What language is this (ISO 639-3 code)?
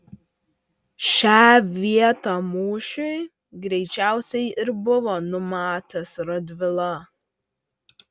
lit